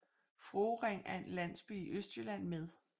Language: Danish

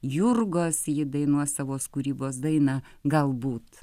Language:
Lithuanian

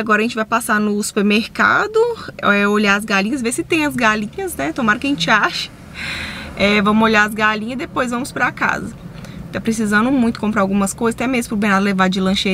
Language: Portuguese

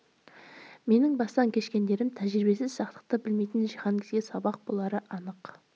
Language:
Kazakh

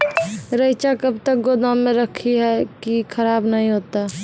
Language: Maithili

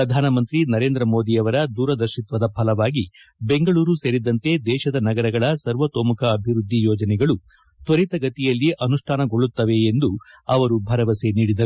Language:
Kannada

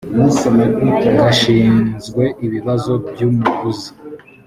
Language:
Kinyarwanda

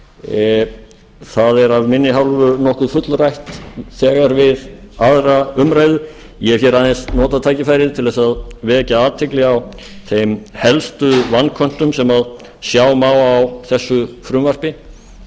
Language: Icelandic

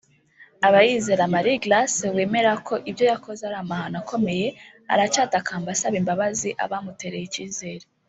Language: Kinyarwanda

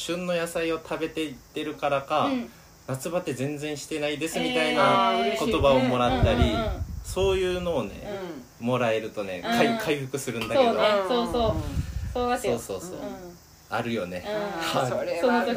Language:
Japanese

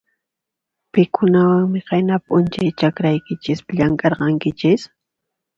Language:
Puno Quechua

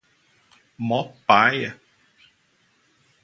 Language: Portuguese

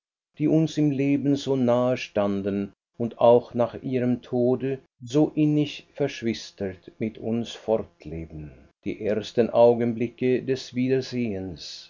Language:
German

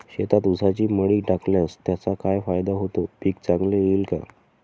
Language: Marathi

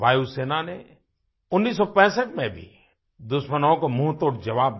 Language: Hindi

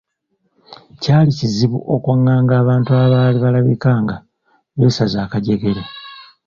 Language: Ganda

